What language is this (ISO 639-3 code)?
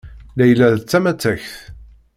kab